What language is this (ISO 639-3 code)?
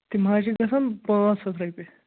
kas